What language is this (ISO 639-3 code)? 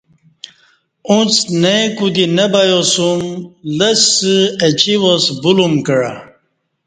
bsh